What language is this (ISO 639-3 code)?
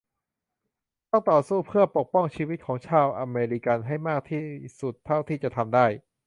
tha